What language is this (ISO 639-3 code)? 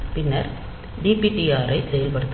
tam